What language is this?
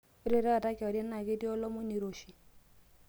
Masai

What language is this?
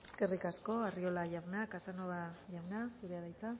Basque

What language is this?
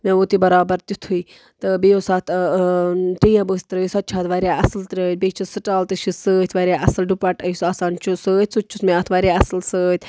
Kashmiri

